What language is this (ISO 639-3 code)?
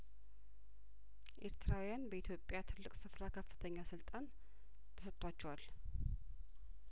amh